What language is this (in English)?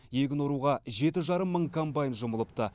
Kazakh